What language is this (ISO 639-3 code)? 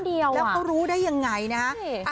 tha